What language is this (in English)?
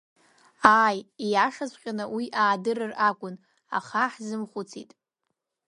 Abkhazian